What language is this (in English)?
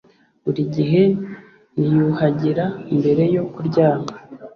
Kinyarwanda